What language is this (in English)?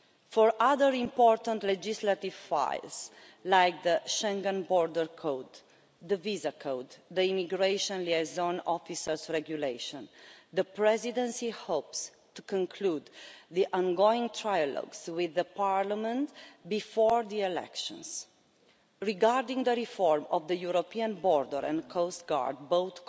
English